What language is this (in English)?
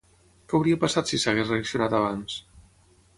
Catalan